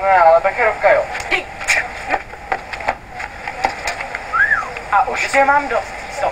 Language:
Czech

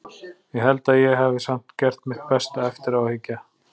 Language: Icelandic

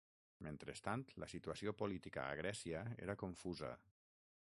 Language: Catalan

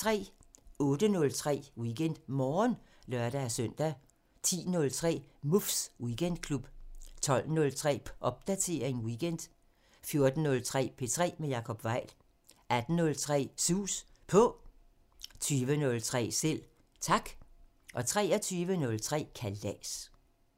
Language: Danish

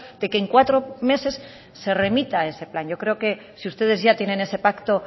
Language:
Spanish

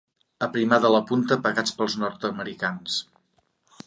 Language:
Catalan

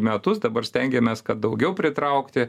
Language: Lithuanian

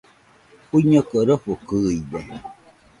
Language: Nüpode Huitoto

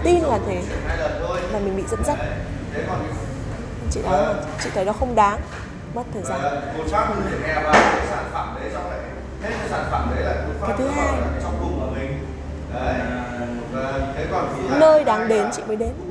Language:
Vietnamese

